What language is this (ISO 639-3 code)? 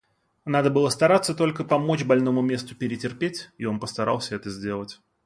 rus